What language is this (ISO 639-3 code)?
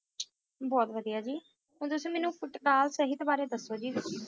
pan